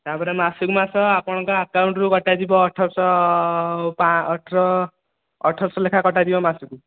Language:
Odia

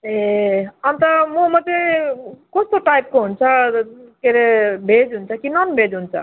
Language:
Nepali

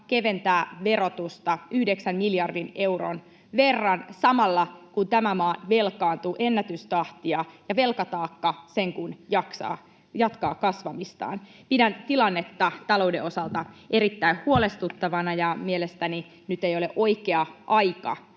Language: Finnish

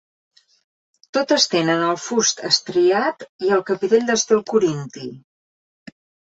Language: Catalan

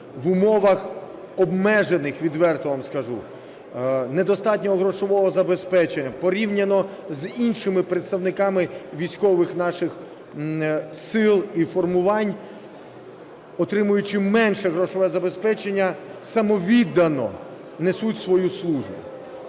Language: Ukrainian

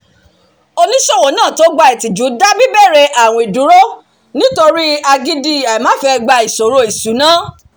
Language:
Yoruba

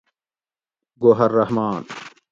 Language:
Gawri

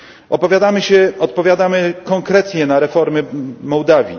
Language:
Polish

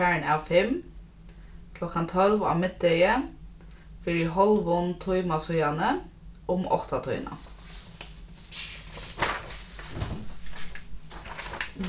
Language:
Faroese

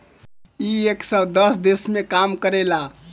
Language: Bhojpuri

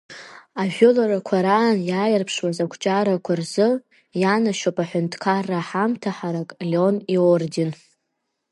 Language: Abkhazian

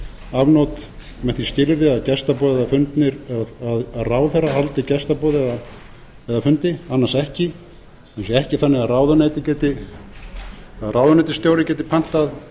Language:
Icelandic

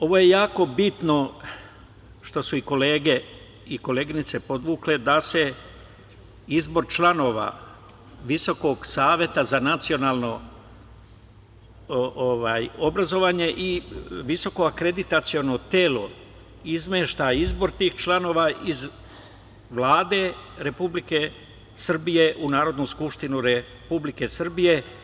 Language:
Serbian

